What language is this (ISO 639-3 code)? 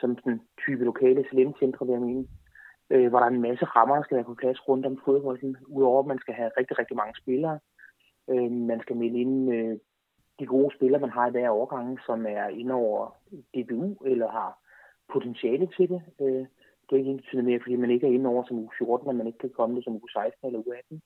dan